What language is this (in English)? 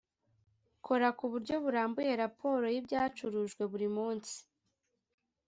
Kinyarwanda